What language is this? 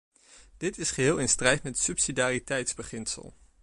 Dutch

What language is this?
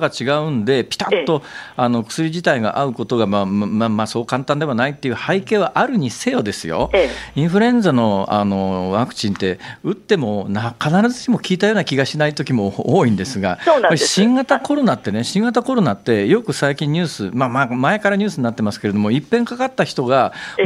Japanese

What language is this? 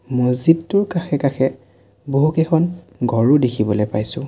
Assamese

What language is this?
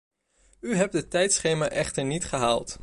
Dutch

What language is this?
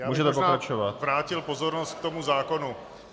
Czech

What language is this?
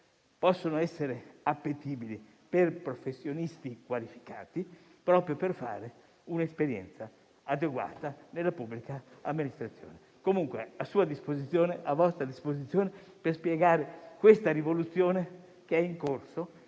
Italian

